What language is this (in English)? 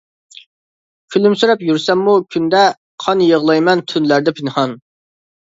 Uyghur